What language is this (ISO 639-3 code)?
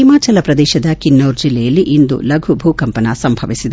kan